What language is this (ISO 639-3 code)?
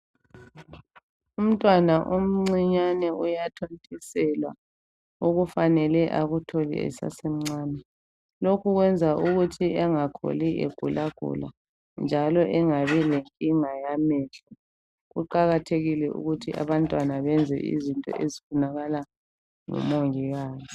nde